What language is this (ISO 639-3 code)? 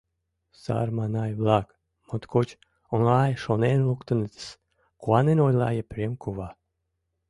chm